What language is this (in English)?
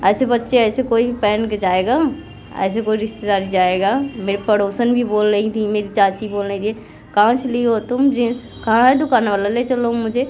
Hindi